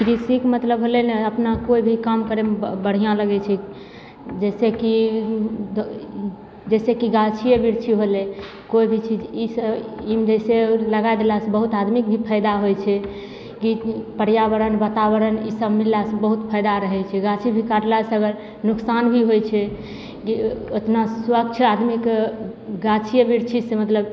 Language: Maithili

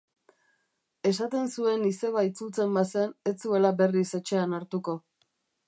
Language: Basque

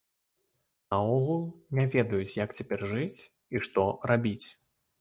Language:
Belarusian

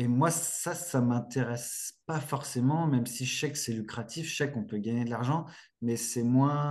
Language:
French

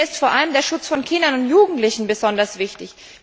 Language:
German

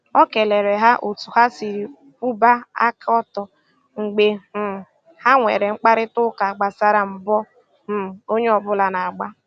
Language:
Igbo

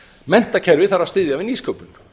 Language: Icelandic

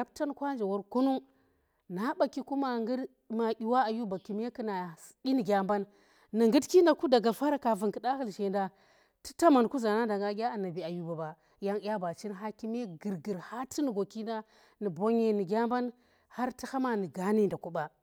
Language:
Tera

